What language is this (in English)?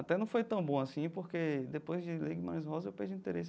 Portuguese